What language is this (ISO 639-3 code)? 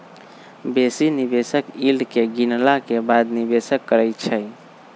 mag